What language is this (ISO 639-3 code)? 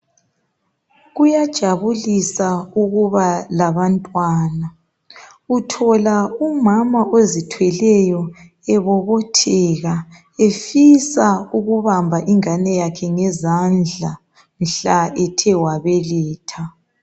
nde